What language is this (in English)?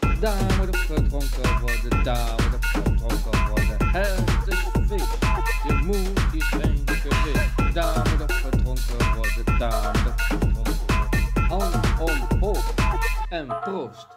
Dutch